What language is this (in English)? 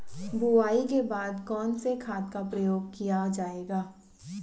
Hindi